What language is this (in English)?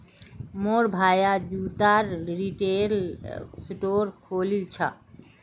Magahi